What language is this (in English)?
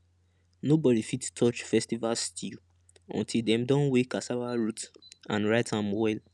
Nigerian Pidgin